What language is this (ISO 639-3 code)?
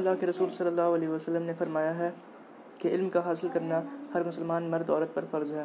urd